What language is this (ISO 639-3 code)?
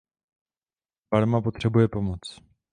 ces